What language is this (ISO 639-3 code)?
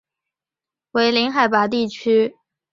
zho